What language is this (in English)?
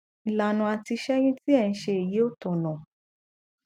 Yoruba